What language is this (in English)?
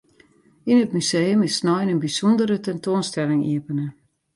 Western Frisian